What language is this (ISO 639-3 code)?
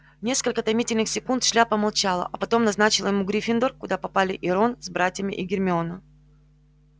rus